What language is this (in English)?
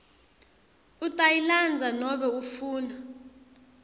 Swati